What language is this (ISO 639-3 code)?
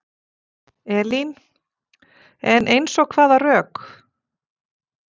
isl